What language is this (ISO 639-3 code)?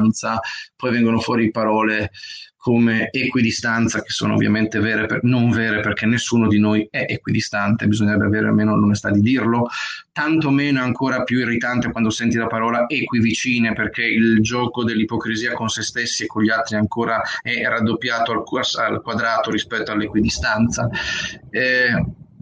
ita